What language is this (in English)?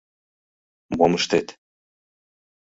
Mari